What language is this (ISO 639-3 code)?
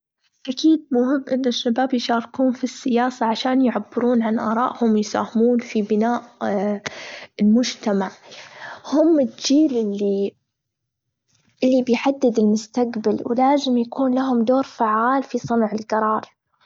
afb